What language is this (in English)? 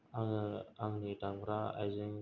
Bodo